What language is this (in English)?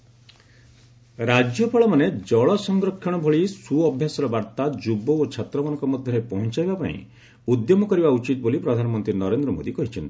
Odia